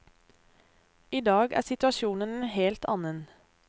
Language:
Norwegian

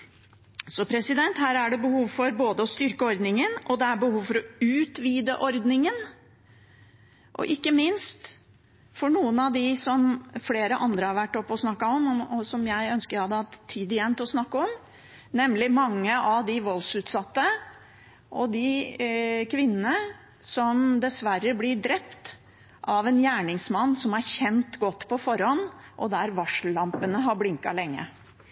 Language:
Norwegian Bokmål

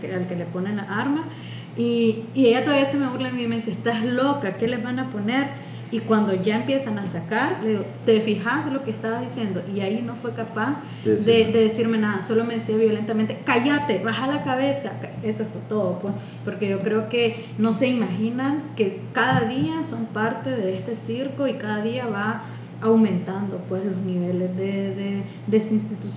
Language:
Spanish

